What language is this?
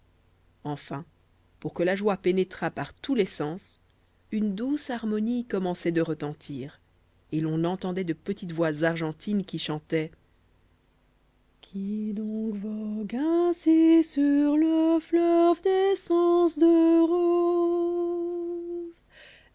French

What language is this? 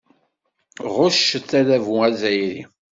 Kabyle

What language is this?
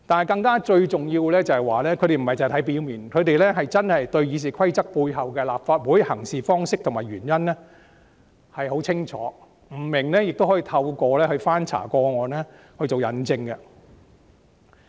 Cantonese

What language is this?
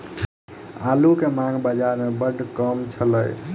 Maithili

